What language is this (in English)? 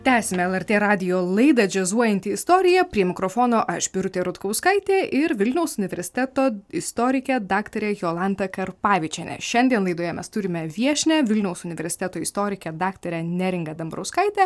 Lithuanian